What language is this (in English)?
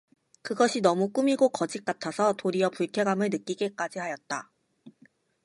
Korean